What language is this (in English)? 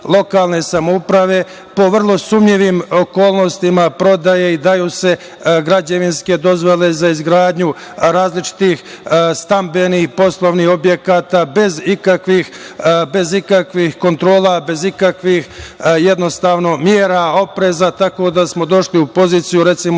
Serbian